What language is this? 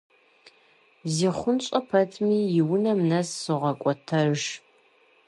Kabardian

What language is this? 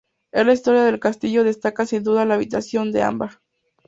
Spanish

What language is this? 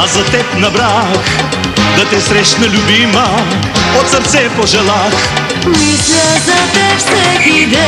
Romanian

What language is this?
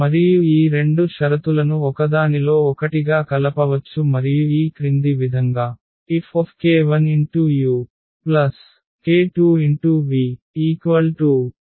Telugu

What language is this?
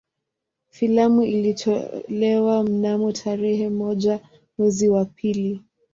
Swahili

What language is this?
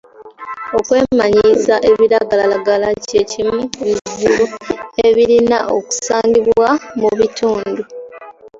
Ganda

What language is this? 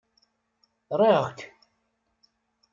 Kabyle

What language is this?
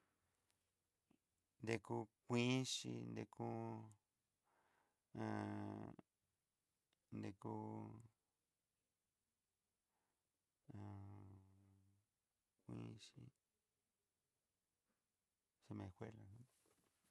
Southeastern Nochixtlán Mixtec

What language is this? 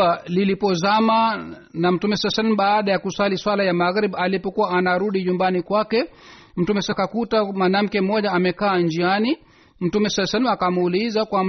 Swahili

